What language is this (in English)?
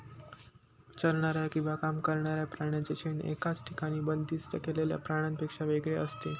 Marathi